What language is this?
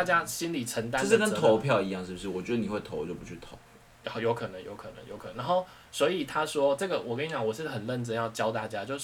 Chinese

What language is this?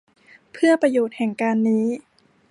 Thai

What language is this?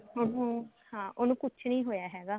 Punjabi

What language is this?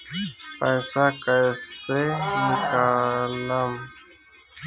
Bhojpuri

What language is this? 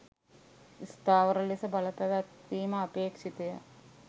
Sinhala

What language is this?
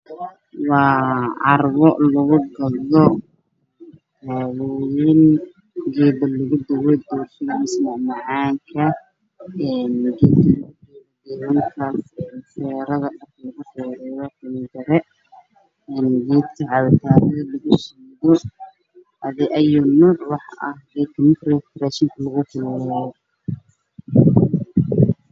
Somali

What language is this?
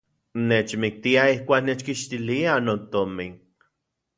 Central Puebla Nahuatl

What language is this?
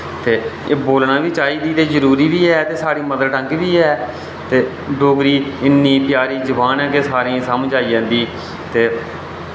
Dogri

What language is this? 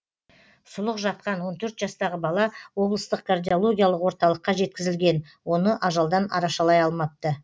Kazakh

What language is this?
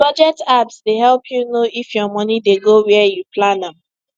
Nigerian Pidgin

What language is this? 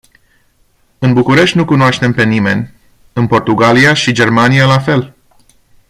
Romanian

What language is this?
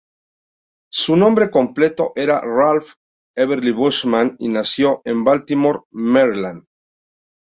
Spanish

